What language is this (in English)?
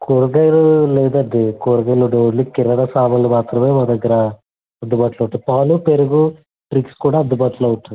Telugu